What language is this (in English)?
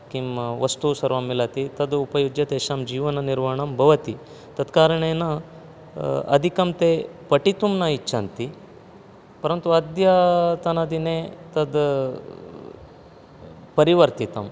Sanskrit